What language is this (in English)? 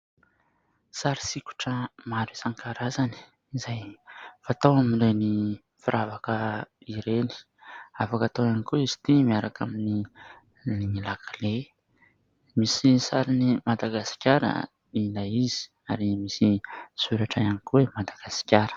Malagasy